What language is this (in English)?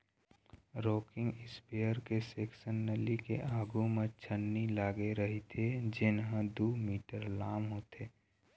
Chhattisgarhi